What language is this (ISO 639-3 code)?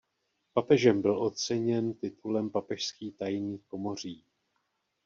ces